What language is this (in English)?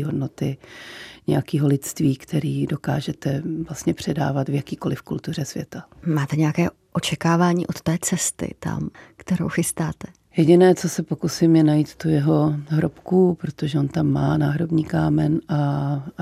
Czech